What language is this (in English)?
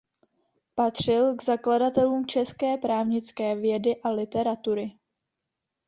Czech